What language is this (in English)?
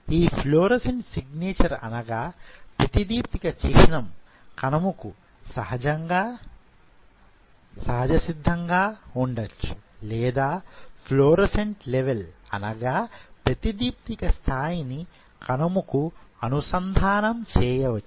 Telugu